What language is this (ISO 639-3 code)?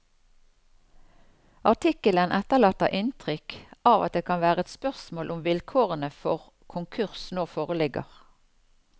nor